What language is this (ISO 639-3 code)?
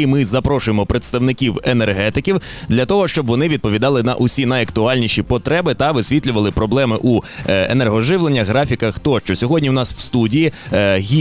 ukr